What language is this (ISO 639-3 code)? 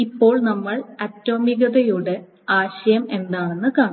mal